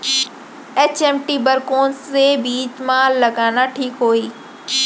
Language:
Chhattisgarhi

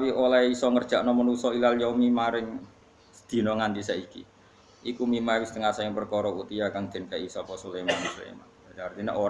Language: Indonesian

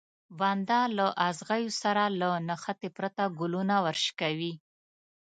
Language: Pashto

